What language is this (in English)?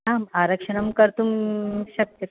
Sanskrit